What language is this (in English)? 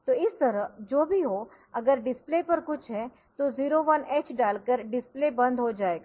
Hindi